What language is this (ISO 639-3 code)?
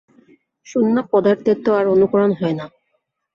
ben